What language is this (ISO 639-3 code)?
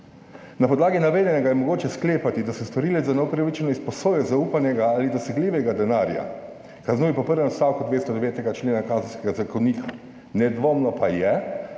slv